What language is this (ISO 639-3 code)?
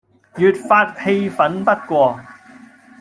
yue